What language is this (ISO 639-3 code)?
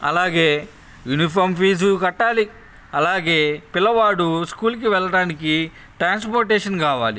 tel